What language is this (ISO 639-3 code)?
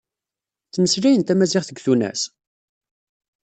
kab